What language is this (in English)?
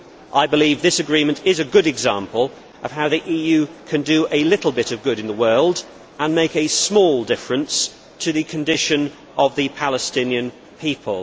English